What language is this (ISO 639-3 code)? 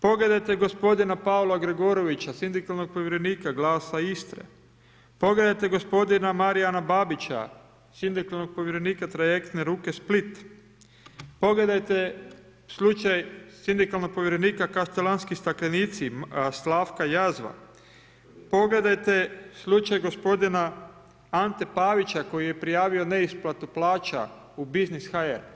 hrv